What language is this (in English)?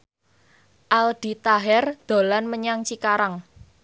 Javanese